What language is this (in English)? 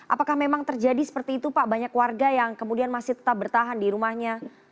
Indonesian